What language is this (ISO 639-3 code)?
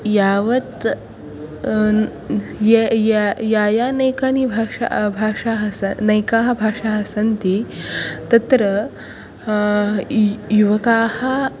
san